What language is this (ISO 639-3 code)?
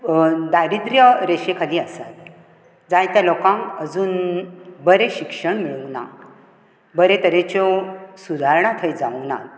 kok